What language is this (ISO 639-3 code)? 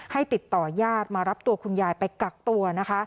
tha